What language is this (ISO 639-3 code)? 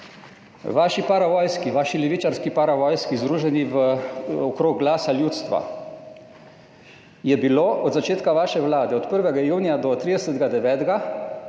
slv